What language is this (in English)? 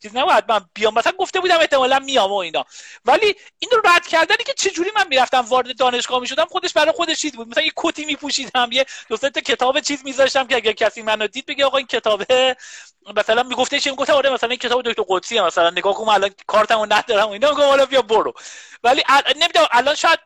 Persian